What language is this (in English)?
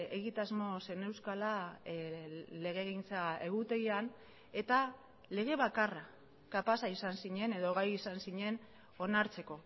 Basque